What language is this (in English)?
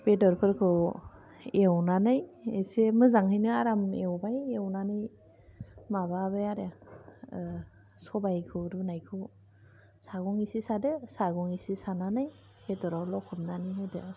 Bodo